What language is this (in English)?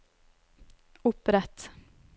Norwegian